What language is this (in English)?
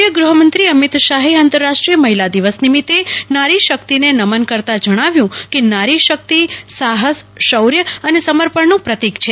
Gujarati